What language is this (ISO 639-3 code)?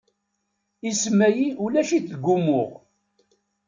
kab